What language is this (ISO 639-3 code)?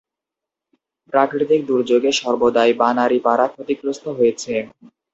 ben